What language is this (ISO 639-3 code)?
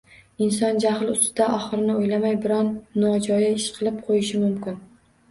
uzb